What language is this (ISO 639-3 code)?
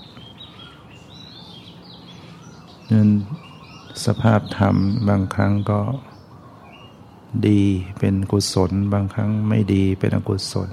tha